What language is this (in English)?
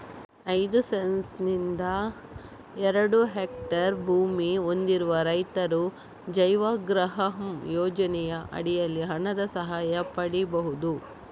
Kannada